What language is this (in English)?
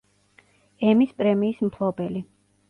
Georgian